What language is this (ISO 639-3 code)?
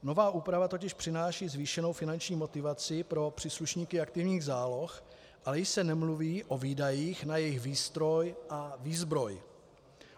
ces